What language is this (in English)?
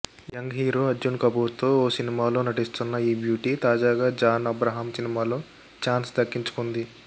Telugu